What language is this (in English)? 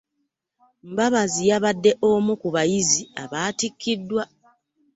Ganda